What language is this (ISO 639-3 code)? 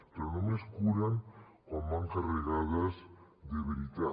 cat